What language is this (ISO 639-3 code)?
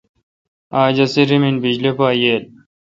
xka